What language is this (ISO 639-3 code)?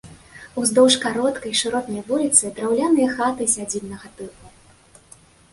bel